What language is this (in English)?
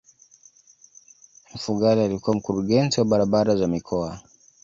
Swahili